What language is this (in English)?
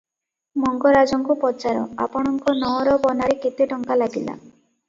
Odia